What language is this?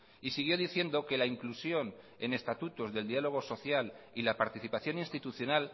Spanish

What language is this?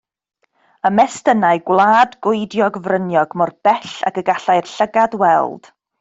Welsh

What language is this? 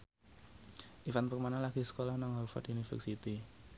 Javanese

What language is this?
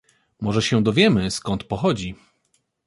Polish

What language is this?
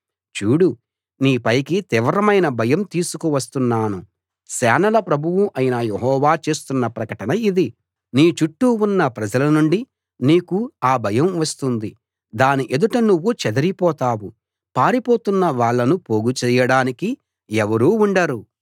Telugu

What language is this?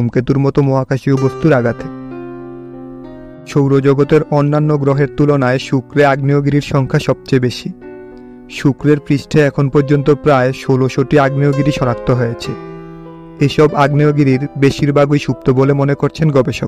Romanian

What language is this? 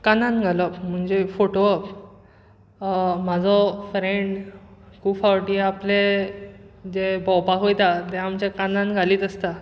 Konkani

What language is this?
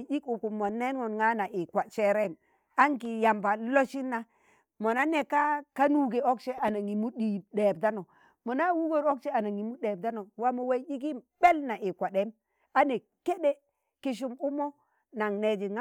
Tangale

